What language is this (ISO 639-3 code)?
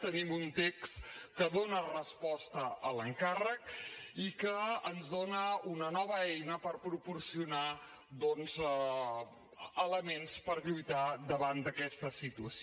cat